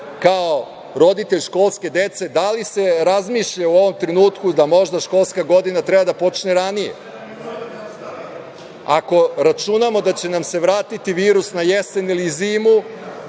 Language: Serbian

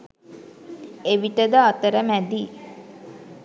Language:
Sinhala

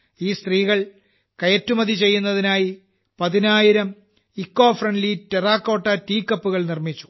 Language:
Malayalam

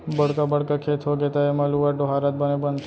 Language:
Chhattisgarhi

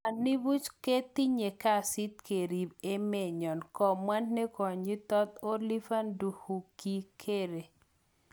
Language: Kalenjin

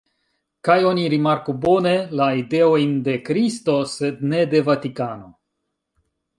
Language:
Esperanto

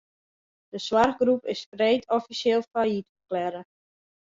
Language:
Western Frisian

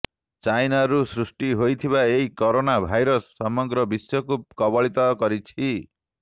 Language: Odia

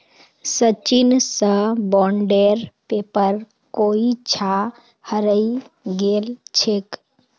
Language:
Magahi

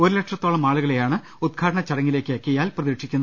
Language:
Malayalam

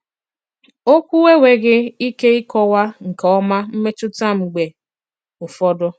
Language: Igbo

